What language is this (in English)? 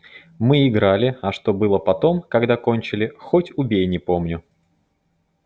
Russian